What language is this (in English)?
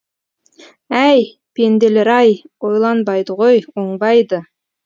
Kazakh